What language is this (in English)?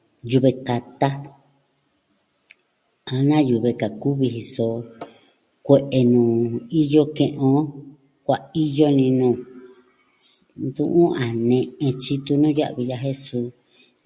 Southwestern Tlaxiaco Mixtec